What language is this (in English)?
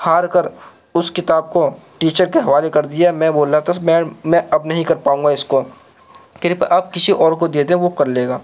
Urdu